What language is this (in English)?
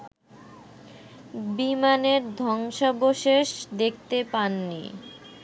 Bangla